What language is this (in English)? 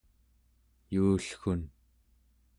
Central Yupik